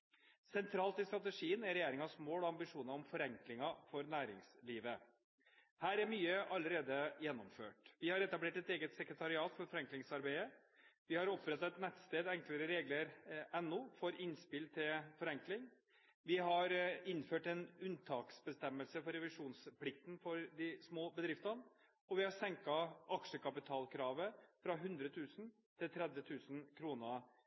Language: Norwegian Bokmål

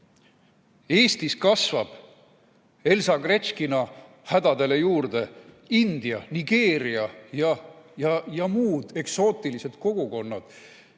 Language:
Estonian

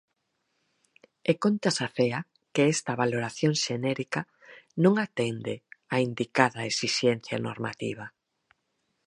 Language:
Galician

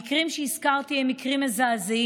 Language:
Hebrew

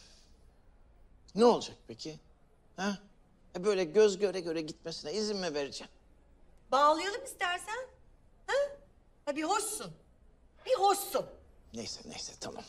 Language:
Turkish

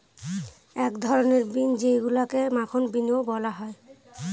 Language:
Bangla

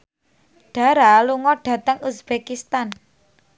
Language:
Javanese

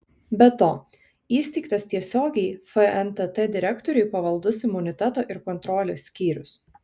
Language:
Lithuanian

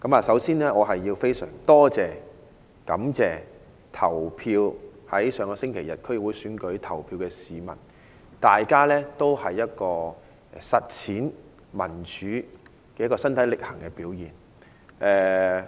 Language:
Cantonese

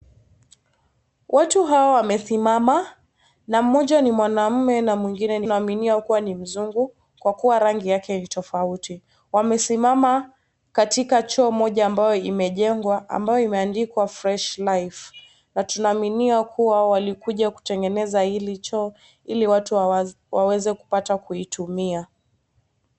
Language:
Swahili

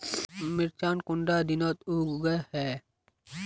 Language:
Magahi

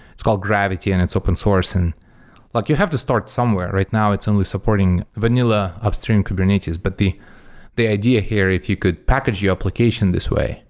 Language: English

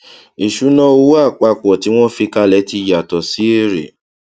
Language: Yoruba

